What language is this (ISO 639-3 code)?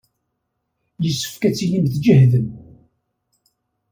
kab